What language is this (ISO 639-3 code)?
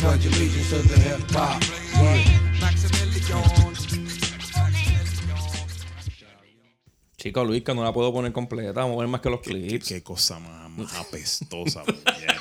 spa